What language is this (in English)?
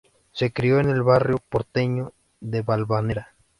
Spanish